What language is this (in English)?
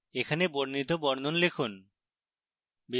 Bangla